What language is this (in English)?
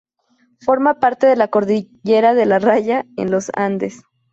Spanish